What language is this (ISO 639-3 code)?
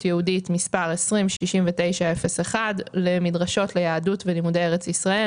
heb